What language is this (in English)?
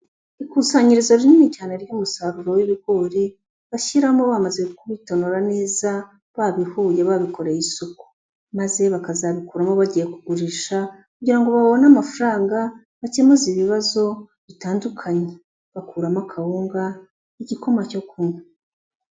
Kinyarwanda